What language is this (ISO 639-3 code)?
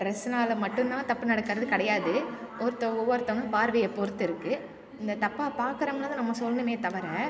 tam